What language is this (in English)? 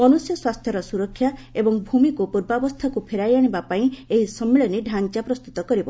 Odia